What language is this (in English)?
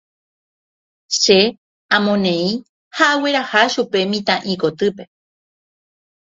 Guarani